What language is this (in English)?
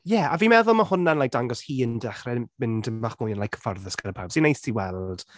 Welsh